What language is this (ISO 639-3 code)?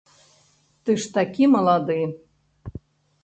bel